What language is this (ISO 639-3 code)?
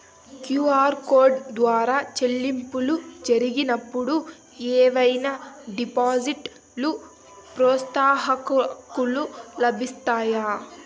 tel